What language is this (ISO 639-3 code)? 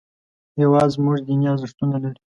pus